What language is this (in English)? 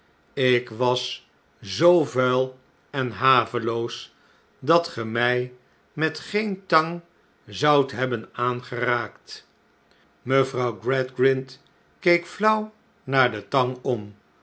Dutch